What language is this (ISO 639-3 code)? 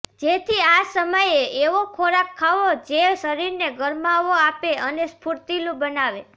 guj